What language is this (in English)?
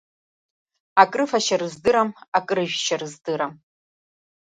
Abkhazian